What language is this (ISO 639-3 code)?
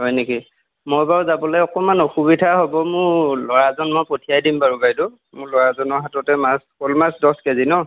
asm